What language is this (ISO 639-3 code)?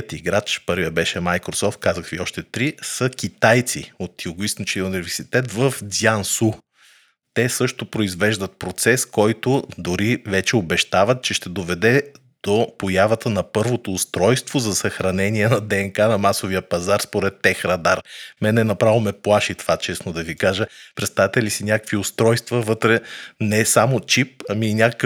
bul